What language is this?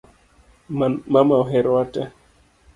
Luo (Kenya and Tanzania)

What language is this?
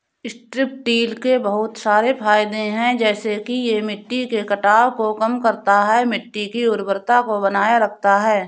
Hindi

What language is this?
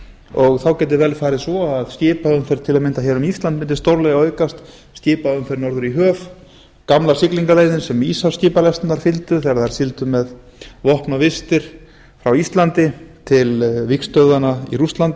Icelandic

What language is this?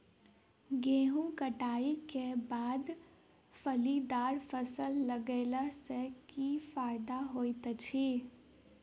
Maithili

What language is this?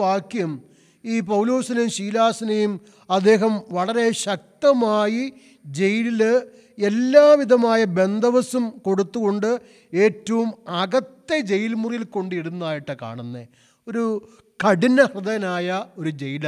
Malayalam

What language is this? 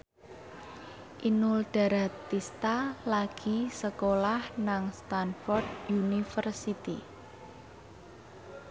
Javanese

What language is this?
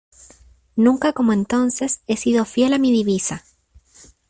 Spanish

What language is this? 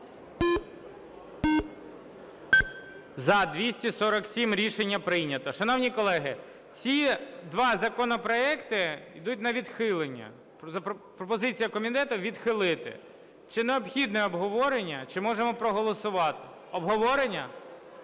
Ukrainian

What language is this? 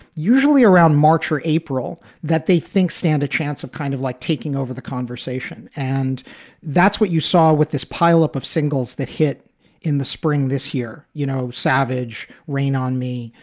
English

